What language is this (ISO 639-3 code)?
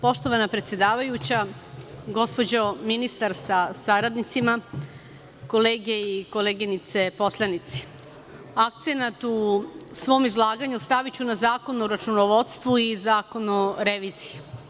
srp